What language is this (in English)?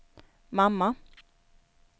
Swedish